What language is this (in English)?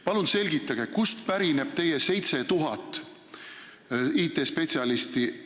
Estonian